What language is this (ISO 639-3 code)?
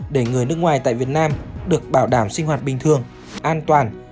vie